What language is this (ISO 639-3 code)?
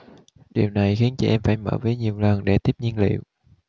vie